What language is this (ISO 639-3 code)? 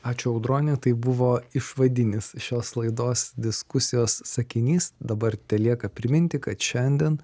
lit